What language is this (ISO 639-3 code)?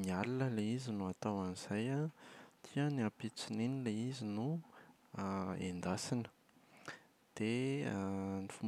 mlg